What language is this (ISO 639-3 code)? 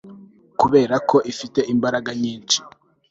kin